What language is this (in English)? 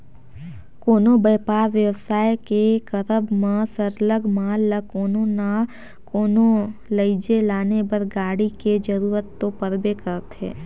Chhattisgarhi